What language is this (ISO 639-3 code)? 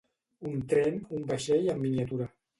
cat